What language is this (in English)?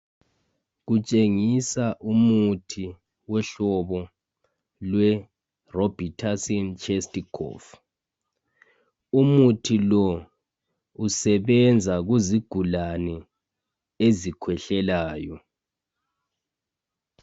North Ndebele